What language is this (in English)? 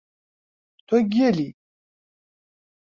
Central Kurdish